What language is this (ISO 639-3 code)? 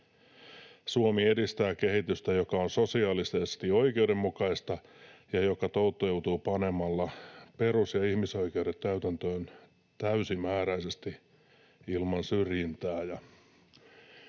fin